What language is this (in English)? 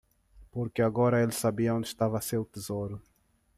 Portuguese